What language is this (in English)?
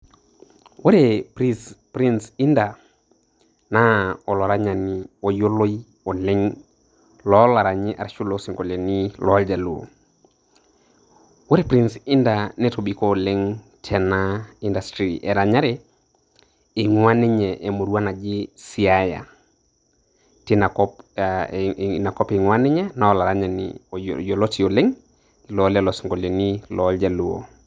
Masai